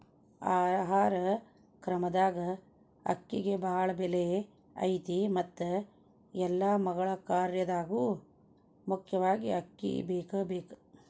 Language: Kannada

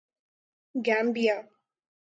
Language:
Urdu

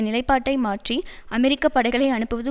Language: Tamil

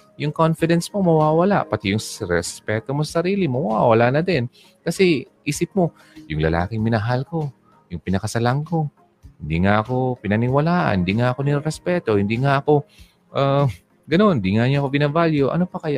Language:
Filipino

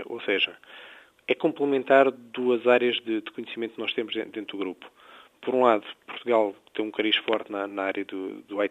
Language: Portuguese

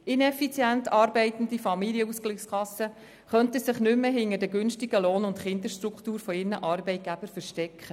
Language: Swiss German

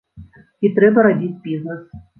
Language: Belarusian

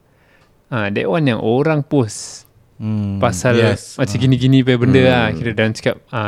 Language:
Malay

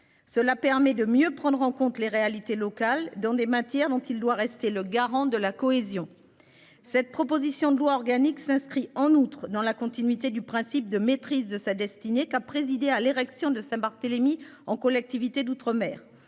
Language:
French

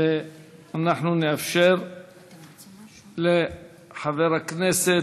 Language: Hebrew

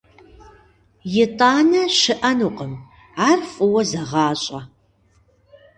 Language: Kabardian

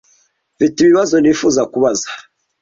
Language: Kinyarwanda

